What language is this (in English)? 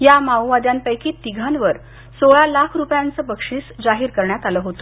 Marathi